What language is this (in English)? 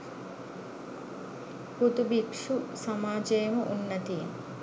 Sinhala